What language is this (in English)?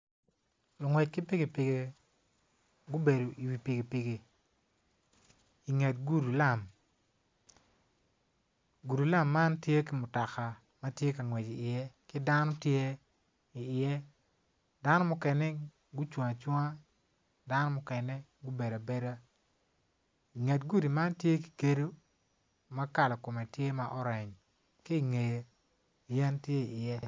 Acoli